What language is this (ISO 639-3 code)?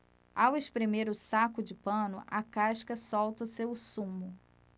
por